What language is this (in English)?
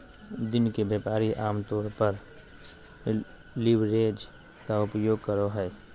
Magahi